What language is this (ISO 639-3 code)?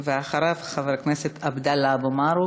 heb